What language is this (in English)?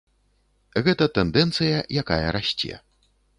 Belarusian